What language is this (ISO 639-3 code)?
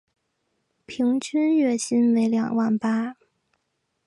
zho